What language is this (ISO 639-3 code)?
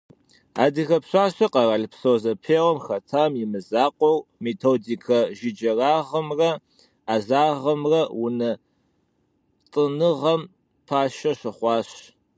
kbd